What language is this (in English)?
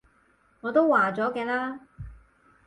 Cantonese